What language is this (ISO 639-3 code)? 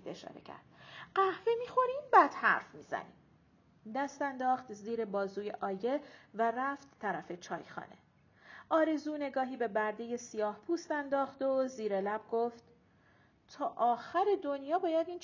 fas